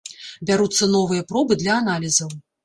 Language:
Belarusian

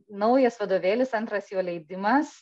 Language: Lithuanian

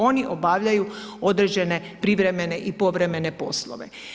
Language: Croatian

